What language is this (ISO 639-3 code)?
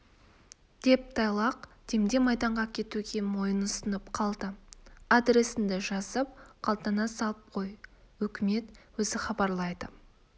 kaz